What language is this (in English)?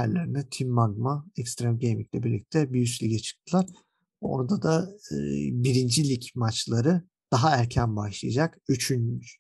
Turkish